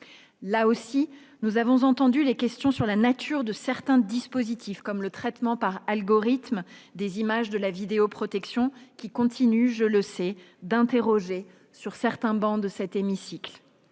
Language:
French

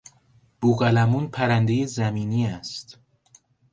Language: Persian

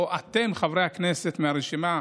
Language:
Hebrew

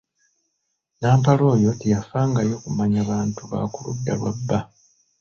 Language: Ganda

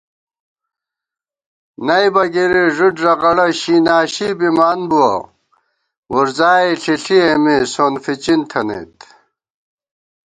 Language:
Gawar-Bati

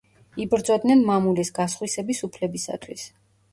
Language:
Georgian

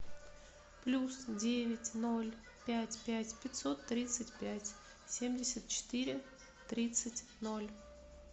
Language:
Russian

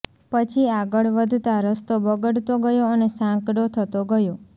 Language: Gujarati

